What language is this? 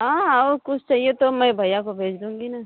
Hindi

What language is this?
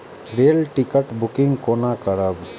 Maithili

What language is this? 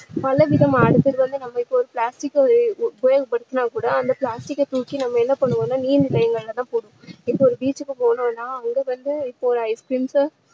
Tamil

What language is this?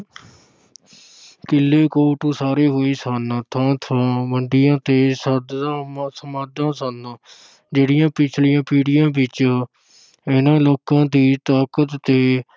Punjabi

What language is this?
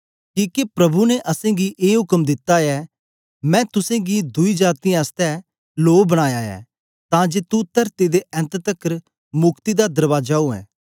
Dogri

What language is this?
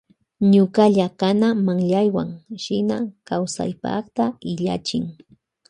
Loja Highland Quichua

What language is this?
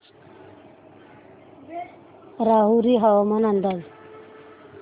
Marathi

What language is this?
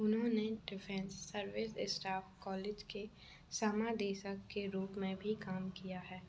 Hindi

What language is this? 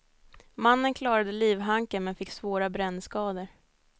Swedish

